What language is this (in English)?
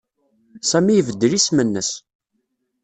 Kabyle